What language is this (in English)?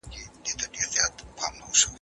Pashto